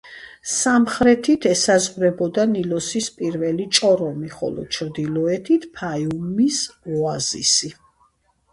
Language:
Georgian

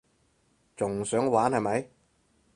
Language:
Cantonese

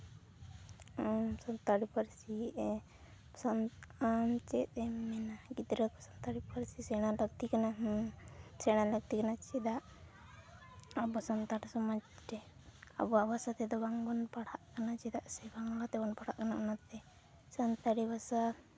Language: Santali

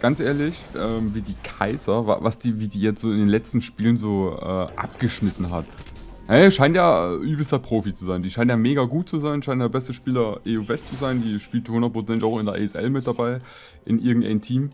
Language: German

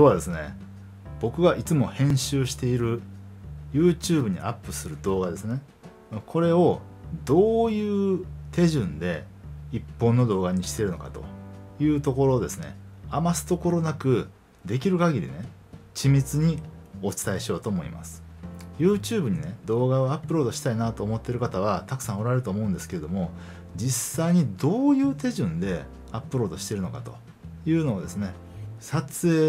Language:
Japanese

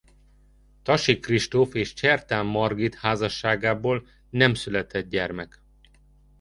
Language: Hungarian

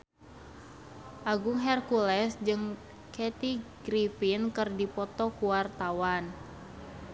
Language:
Sundanese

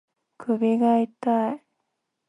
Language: Japanese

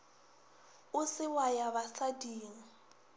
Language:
Northern Sotho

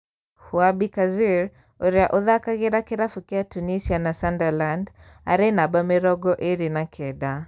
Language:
Kikuyu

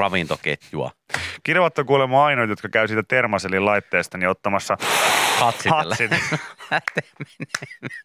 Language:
Finnish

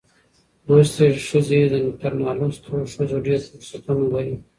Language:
Pashto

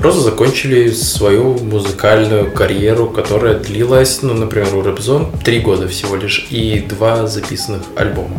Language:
Russian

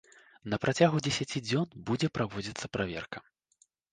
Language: Belarusian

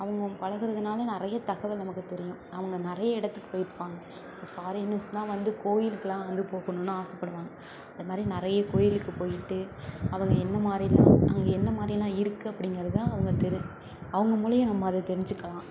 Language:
Tamil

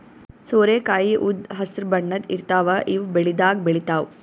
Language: Kannada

